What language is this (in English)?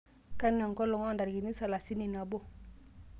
Masai